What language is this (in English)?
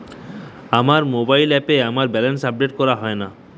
Bangla